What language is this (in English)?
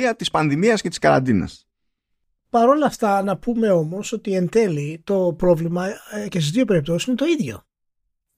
Greek